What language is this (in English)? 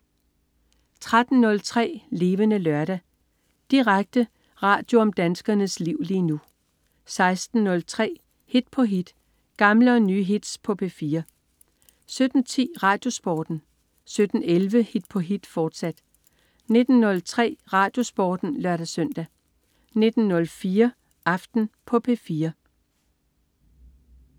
Danish